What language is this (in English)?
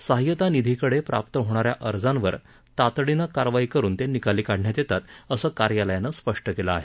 Marathi